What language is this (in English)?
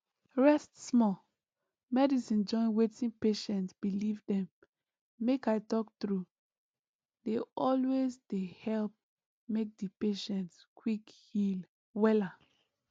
Nigerian Pidgin